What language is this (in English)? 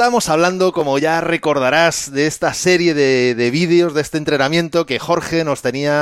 Spanish